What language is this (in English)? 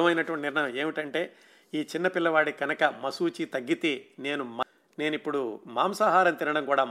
Telugu